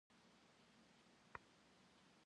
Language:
Kabardian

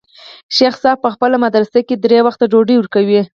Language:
Pashto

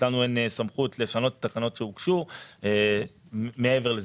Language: Hebrew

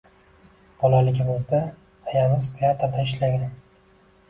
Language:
Uzbek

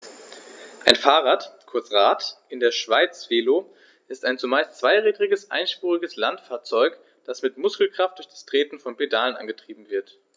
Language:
German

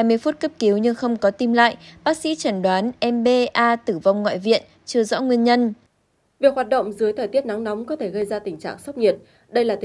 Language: Vietnamese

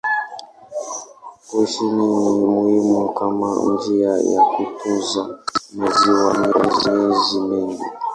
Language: Swahili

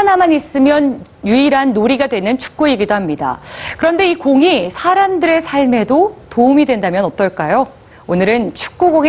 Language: Korean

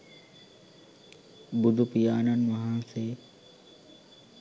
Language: Sinhala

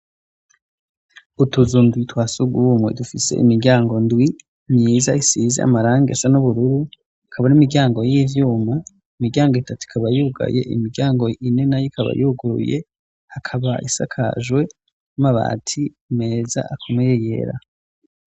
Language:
Rundi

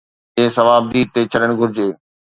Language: Sindhi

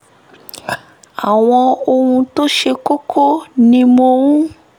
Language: Yoruba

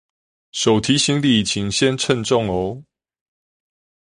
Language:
Chinese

